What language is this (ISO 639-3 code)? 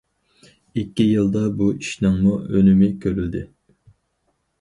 uig